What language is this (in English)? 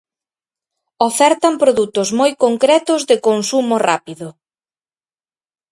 Galician